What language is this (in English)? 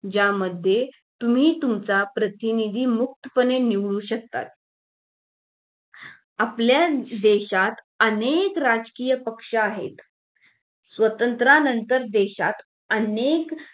Marathi